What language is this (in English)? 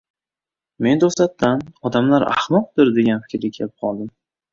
Uzbek